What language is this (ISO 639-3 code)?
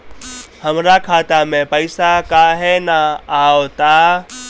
bho